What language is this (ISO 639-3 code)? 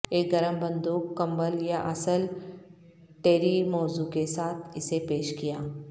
urd